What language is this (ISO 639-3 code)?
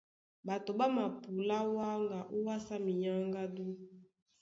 dua